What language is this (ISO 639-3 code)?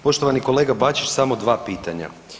hrv